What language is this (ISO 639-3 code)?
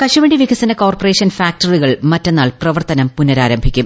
mal